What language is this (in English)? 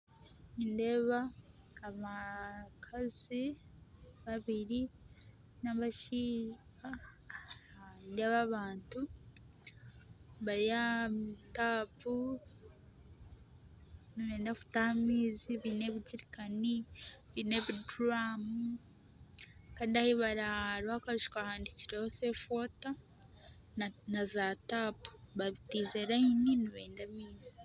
Nyankole